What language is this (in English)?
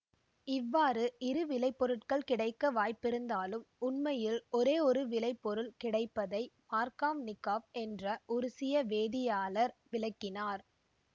Tamil